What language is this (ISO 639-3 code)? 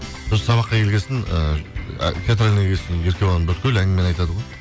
kaz